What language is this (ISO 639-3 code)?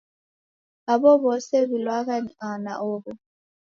dav